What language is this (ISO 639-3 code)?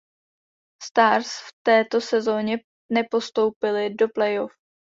ces